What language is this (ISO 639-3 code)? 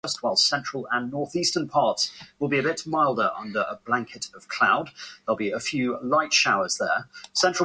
eng